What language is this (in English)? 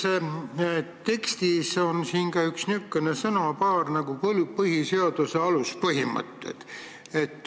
Estonian